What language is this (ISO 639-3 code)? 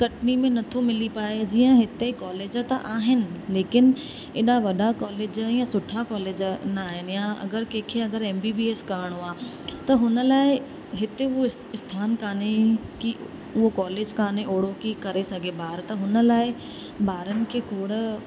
snd